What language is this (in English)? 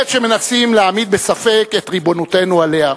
Hebrew